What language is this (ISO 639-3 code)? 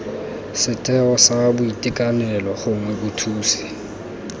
tsn